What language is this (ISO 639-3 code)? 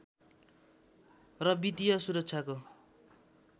nep